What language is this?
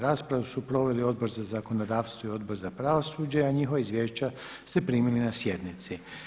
Croatian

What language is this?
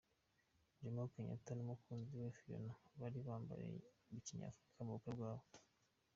Kinyarwanda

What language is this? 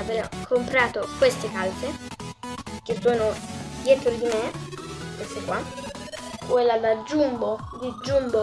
Italian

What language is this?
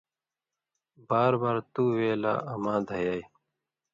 Indus Kohistani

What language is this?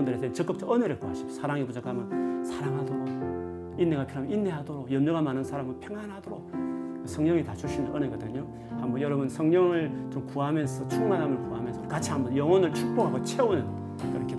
Korean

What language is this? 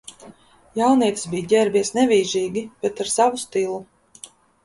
Latvian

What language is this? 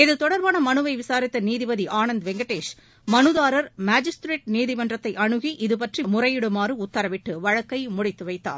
Tamil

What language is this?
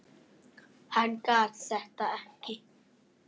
Icelandic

